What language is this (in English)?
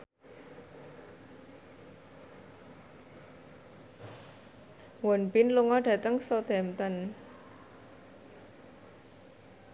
Javanese